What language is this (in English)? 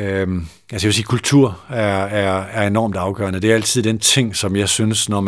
Danish